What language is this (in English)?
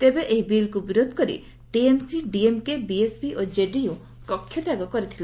Odia